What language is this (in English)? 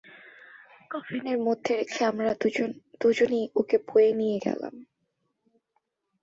Bangla